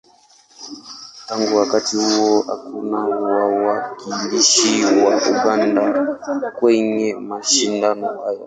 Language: Swahili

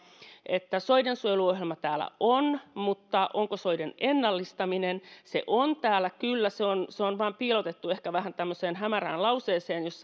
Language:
Finnish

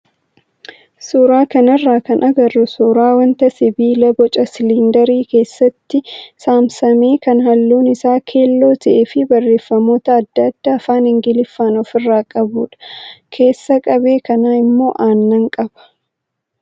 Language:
Oromo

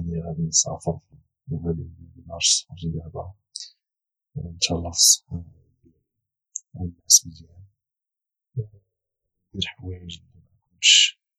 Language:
Moroccan Arabic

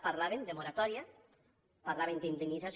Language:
Catalan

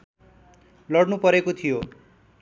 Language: Nepali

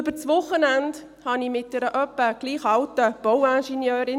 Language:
Swiss German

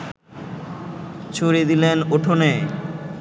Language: Bangla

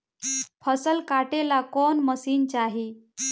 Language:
Bhojpuri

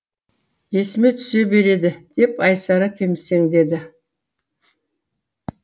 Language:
Kazakh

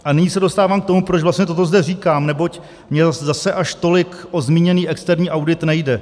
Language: Czech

